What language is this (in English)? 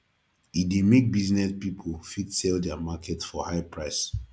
Nigerian Pidgin